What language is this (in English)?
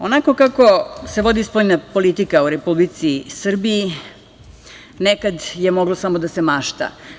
Serbian